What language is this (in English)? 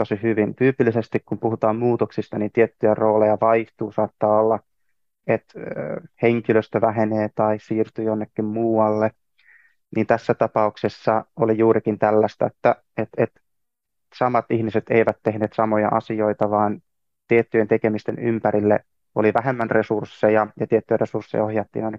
Finnish